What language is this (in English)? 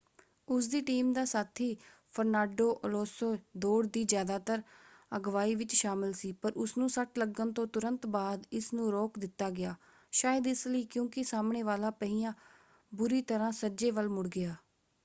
Punjabi